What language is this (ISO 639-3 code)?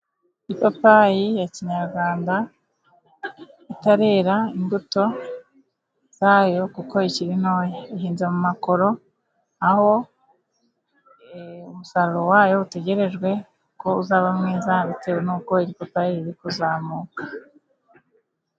kin